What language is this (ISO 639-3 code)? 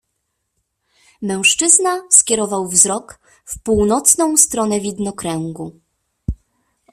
pol